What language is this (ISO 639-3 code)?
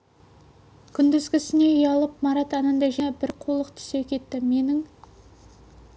kaz